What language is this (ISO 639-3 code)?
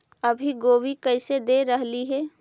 mag